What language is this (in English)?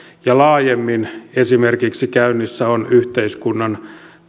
Finnish